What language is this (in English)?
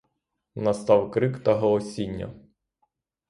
Ukrainian